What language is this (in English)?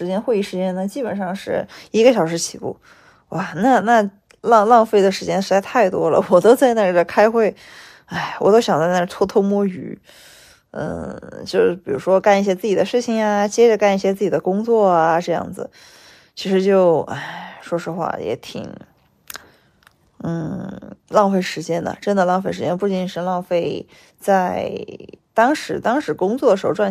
Chinese